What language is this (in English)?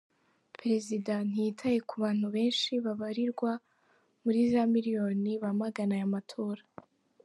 Kinyarwanda